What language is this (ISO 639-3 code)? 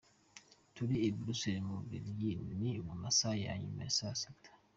kin